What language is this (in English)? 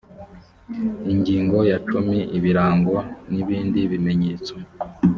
Kinyarwanda